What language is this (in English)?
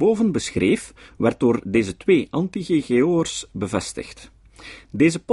Dutch